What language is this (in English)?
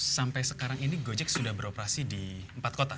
Indonesian